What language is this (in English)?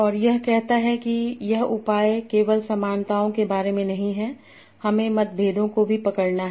Hindi